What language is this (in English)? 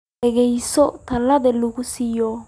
Somali